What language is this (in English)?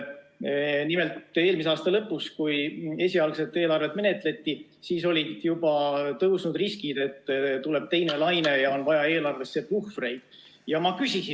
Estonian